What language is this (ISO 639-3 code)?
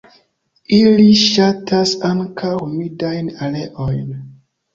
epo